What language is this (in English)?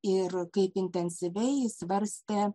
Lithuanian